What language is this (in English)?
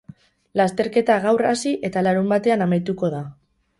Basque